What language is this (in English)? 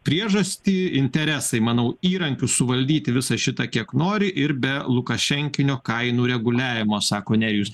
Lithuanian